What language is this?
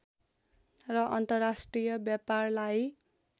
Nepali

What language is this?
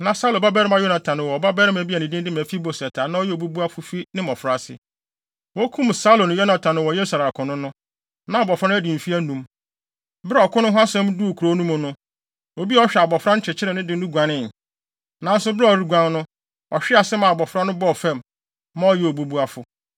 Akan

